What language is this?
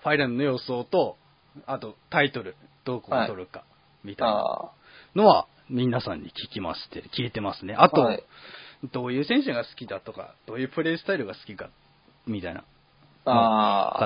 Japanese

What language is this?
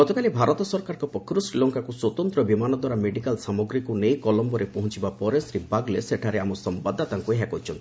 Odia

